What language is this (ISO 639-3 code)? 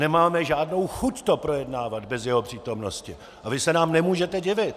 ces